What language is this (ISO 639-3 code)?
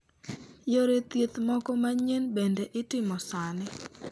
luo